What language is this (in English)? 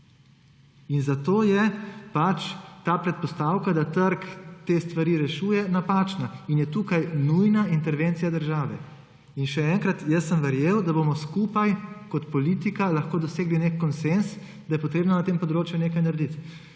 Slovenian